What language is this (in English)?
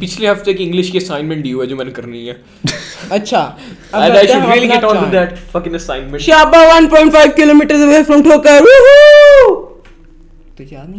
Urdu